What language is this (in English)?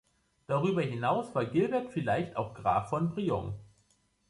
German